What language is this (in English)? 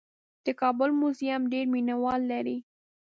Pashto